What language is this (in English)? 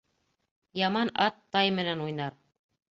Bashkir